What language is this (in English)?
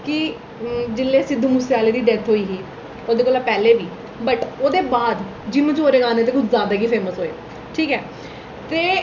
Dogri